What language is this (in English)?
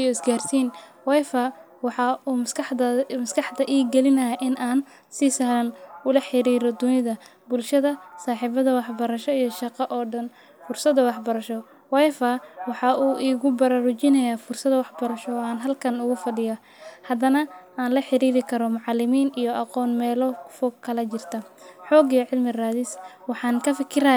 Somali